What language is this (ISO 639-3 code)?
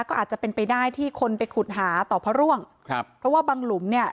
tha